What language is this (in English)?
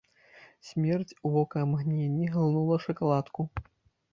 Belarusian